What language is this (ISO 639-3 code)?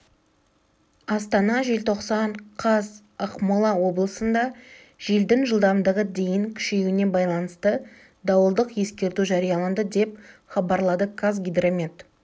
kaz